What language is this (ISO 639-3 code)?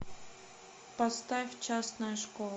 rus